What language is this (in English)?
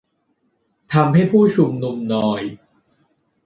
Thai